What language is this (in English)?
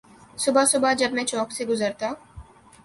Urdu